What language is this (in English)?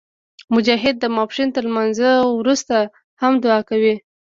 Pashto